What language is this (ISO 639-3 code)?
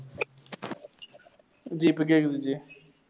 tam